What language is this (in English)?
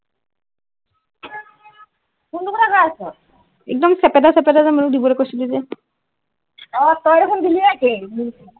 Assamese